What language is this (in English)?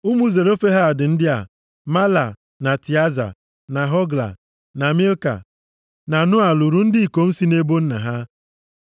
Igbo